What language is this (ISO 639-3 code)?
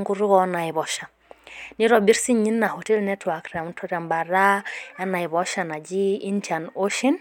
mas